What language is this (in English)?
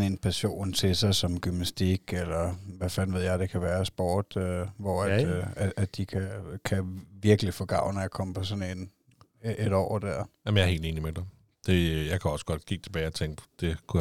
Danish